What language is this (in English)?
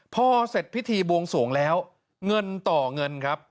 Thai